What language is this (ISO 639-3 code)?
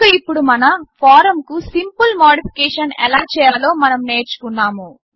tel